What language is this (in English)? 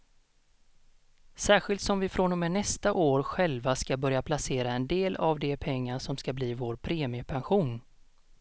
Swedish